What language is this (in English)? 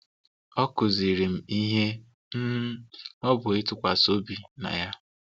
Igbo